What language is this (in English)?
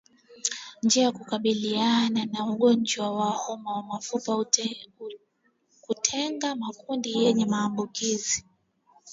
Swahili